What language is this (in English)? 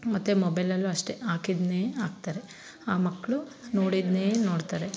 Kannada